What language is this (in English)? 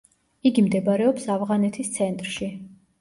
Georgian